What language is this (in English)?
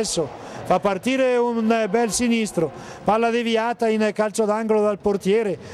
Italian